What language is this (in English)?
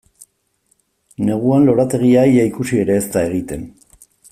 Basque